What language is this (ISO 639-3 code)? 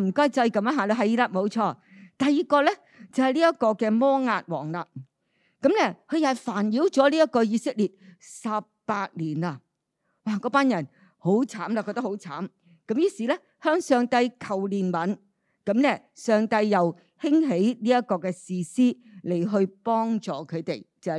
zho